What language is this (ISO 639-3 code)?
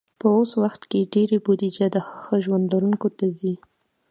pus